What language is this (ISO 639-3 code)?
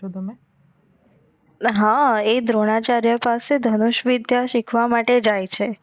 guj